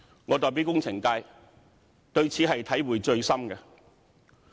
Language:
Cantonese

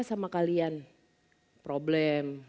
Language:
Indonesian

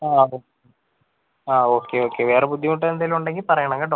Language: Malayalam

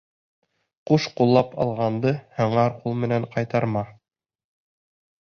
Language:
Bashkir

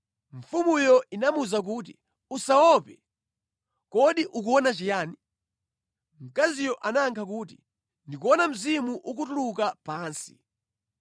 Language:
Nyanja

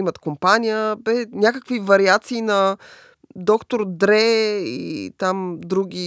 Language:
Bulgarian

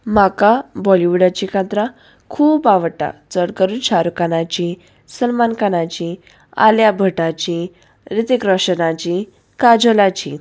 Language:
Konkani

